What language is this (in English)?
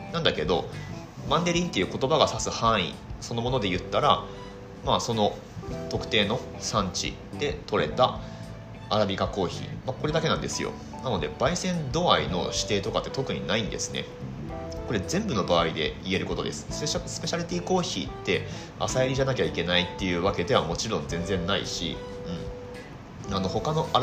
Japanese